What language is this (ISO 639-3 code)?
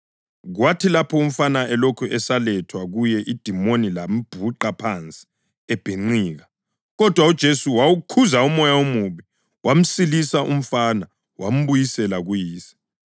nde